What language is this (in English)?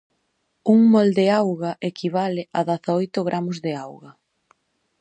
Galician